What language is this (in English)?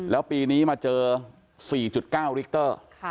Thai